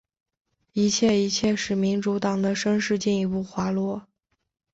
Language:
Chinese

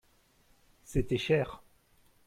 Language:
French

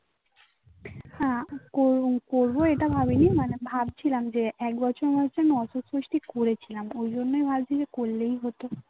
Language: Bangla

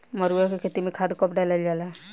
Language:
Bhojpuri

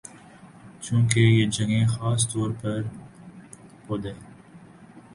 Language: Urdu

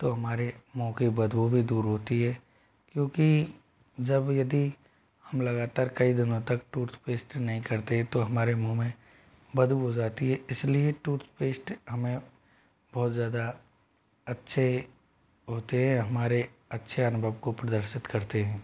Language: Hindi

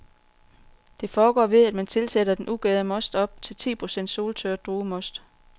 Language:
Danish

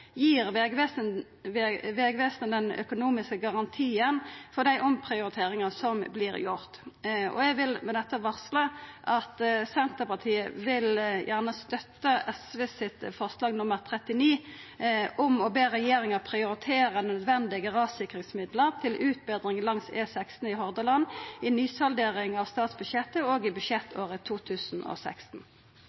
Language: Norwegian Nynorsk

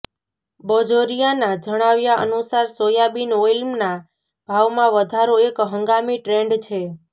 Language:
Gujarati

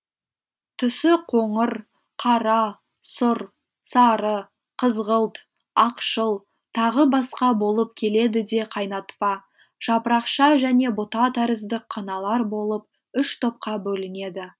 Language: Kazakh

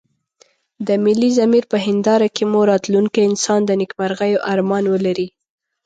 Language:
Pashto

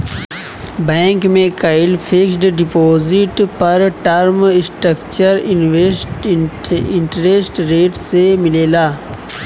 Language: Bhojpuri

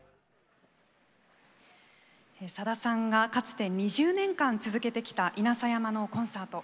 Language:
Japanese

